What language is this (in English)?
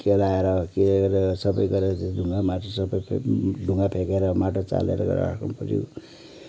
Nepali